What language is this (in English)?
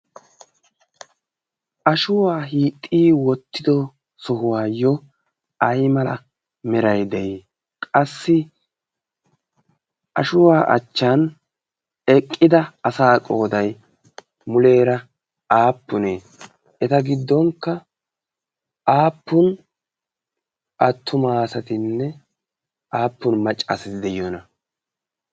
Wolaytta